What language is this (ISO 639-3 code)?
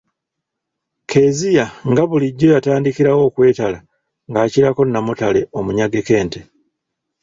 lug